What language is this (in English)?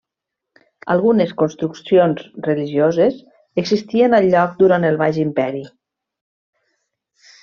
Catalan